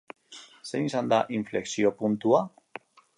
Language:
Basque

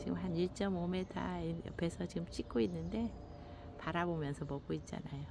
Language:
Korean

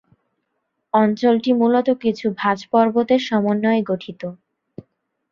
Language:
Bangla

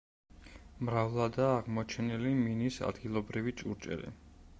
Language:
Georgian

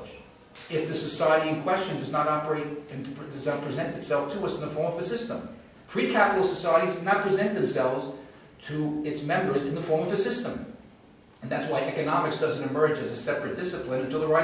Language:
English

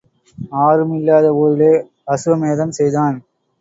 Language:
Tamil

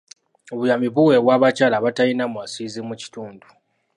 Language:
Ganda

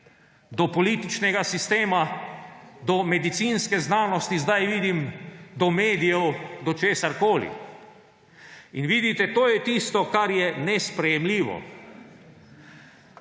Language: Slovenian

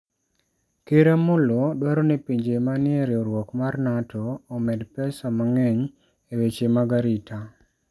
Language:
Luo (Kenya and Tanzania)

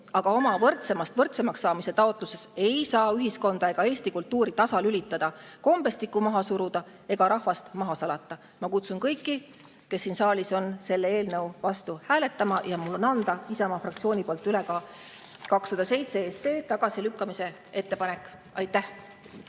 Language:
Estonian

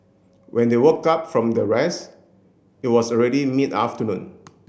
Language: English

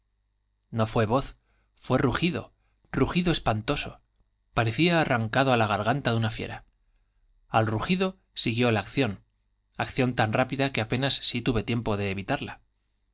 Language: Spanish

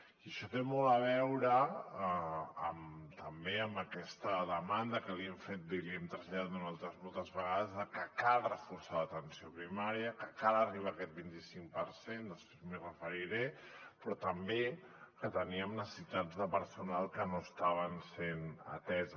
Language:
Catalan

